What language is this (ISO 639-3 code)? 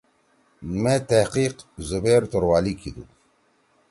trw